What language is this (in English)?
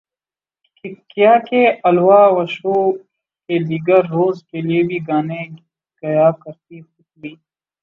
Urdu